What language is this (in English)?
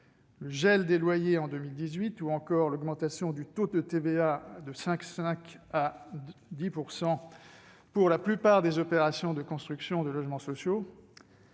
French